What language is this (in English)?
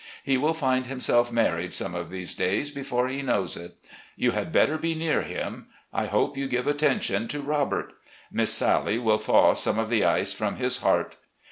English